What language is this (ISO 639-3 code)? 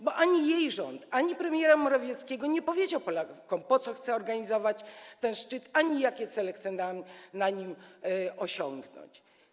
pol